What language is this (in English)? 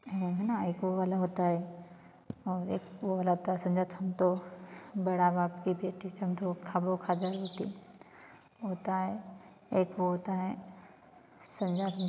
Hindi